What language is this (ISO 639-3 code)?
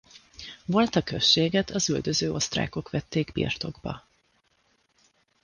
hun